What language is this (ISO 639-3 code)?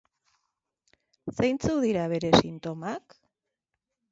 eus